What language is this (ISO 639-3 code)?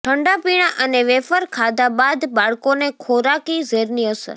guj